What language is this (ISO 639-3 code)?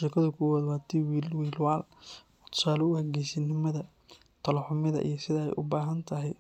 som